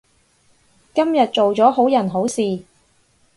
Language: Cantonese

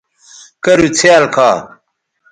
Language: Bateri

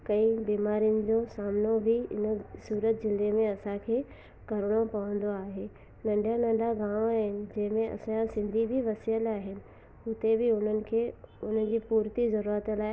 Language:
Sindhi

